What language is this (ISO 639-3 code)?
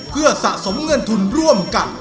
tha